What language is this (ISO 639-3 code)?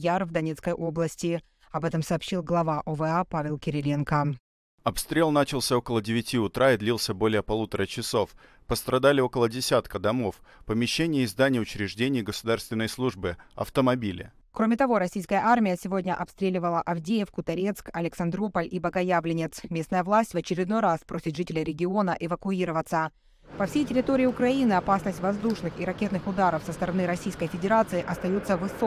rus